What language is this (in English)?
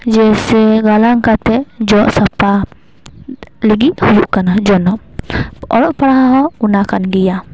Santali